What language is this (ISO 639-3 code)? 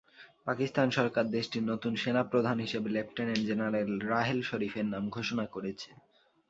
ben